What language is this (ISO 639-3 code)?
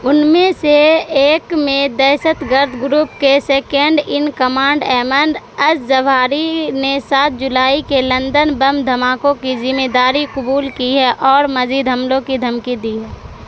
urd